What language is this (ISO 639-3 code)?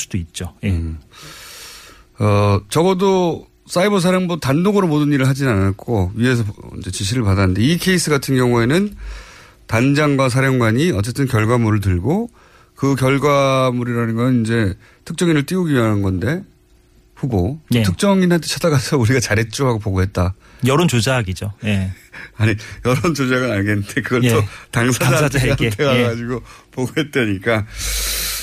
kor